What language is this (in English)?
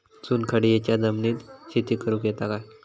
Marathi